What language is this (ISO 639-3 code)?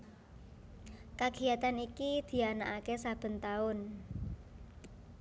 jav